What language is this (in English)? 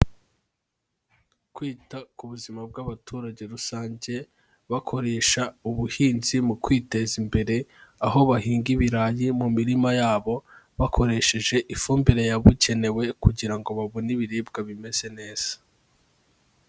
Kinyarwanda